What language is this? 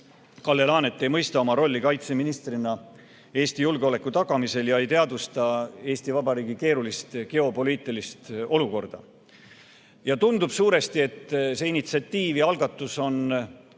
Estonian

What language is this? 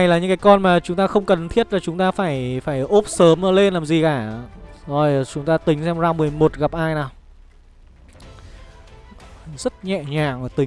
Vietnamese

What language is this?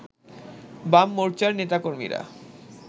Bangla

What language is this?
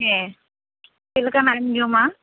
Santali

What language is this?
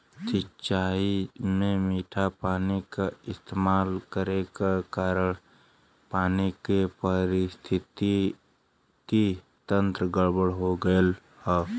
Bhojpuri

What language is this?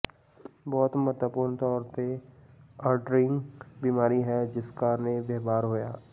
Punjabi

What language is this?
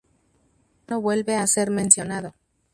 Spanish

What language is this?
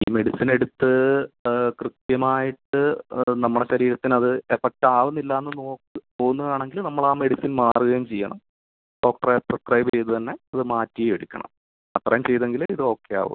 Malayalam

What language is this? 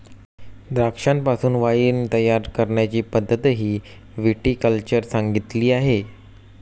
Marathi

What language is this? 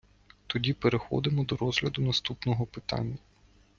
Ukrainian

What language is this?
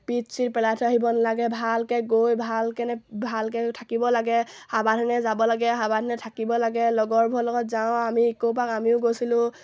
Assamese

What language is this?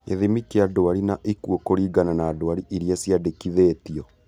Kikuyu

